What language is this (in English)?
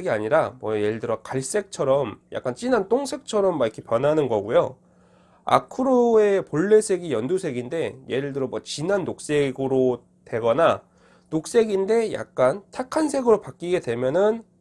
Korean